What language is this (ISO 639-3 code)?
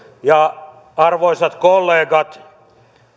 fin